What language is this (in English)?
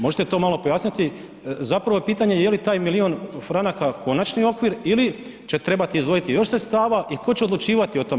Croatian